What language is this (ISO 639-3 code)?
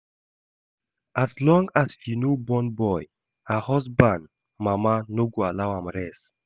pcm